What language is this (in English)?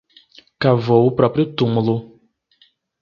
Portuguese